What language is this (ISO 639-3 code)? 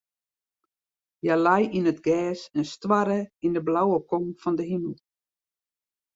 fry